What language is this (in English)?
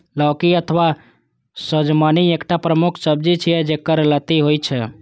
Maithili